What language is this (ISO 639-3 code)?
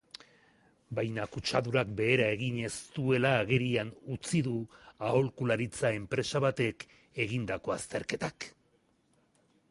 eus